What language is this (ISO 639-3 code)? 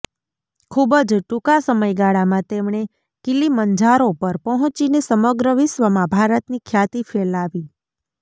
guj